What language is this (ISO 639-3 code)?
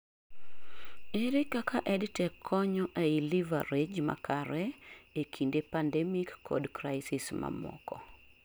luo